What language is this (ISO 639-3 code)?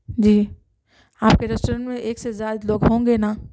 urd